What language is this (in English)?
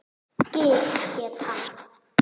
Icelandic